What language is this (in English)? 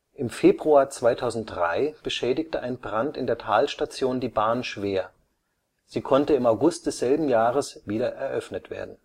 German